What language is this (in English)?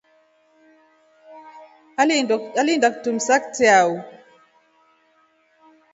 Rombo